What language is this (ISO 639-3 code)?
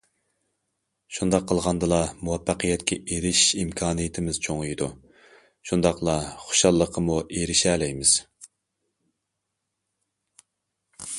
uig